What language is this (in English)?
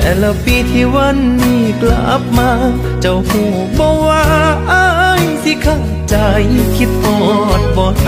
Thai